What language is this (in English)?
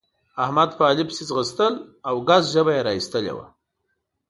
Pashto